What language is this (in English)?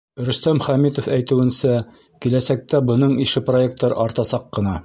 Bashkir